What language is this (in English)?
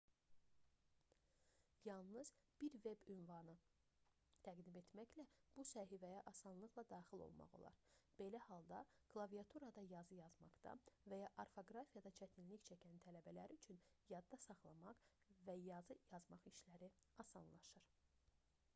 Azerbaijani